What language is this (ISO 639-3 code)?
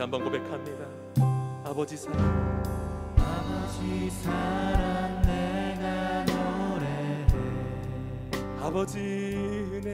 kor